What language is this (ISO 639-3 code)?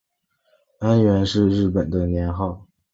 zho